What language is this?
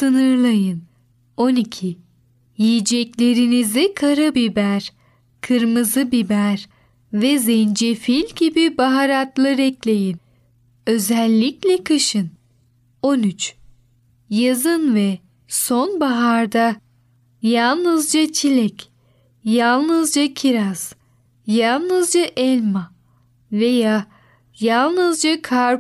Turkish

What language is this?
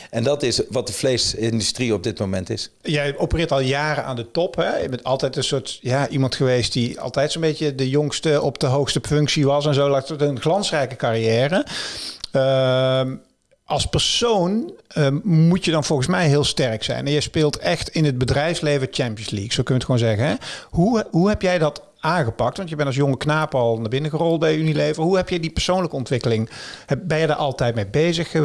Dutch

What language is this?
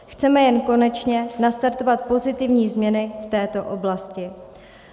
Czech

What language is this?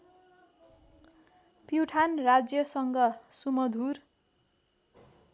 Nepali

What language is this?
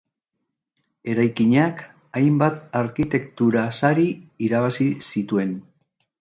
Basque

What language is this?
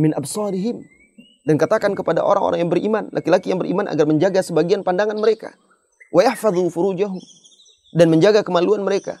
Indonesian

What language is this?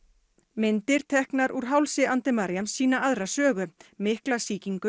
Icelandic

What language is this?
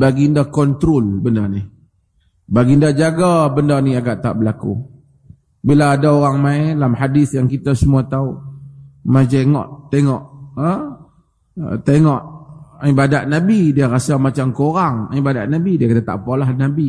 Malay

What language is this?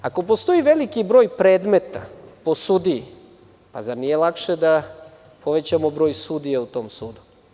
Serbian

